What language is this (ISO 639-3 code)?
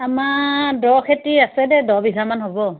asm